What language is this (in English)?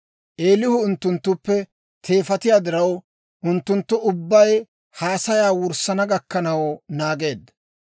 Dawro